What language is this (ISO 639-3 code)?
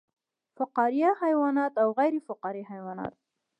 pus